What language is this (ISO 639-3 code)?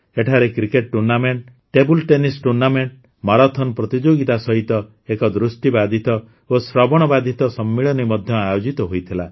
ori